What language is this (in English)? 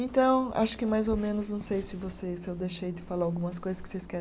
Portuguese